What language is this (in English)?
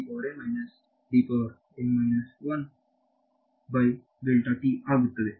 Kannada